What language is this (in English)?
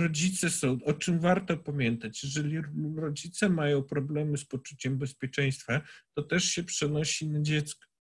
Polish